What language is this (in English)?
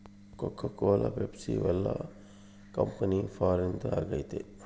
Kannada